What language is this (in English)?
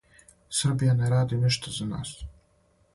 Serbian